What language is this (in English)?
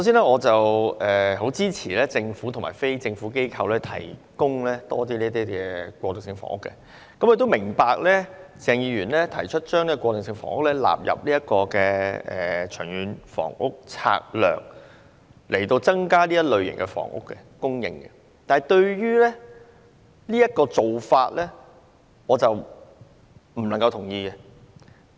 Cantonese